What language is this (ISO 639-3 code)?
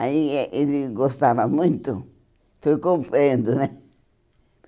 por